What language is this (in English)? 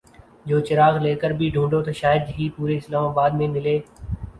Urdu